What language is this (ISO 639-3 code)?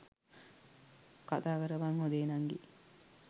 sin